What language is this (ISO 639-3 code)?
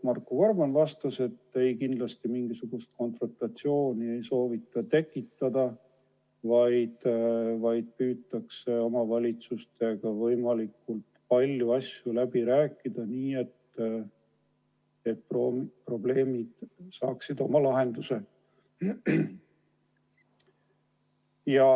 est